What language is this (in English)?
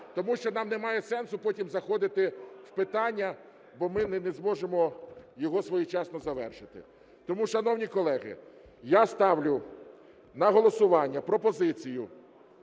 Ukrainian